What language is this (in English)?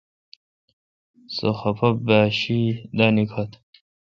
Kalkoti